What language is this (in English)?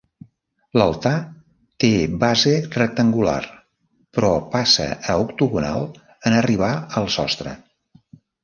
Catalan